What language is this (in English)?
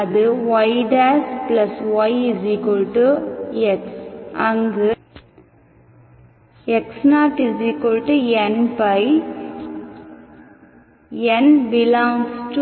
Tamil